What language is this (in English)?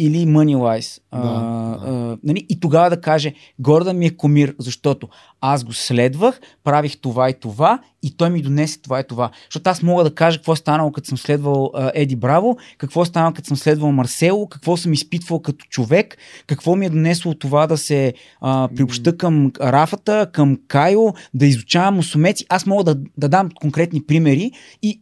Bulgarian